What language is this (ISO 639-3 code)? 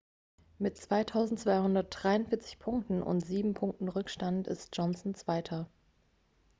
deu